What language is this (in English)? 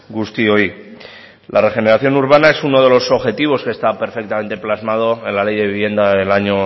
Spanish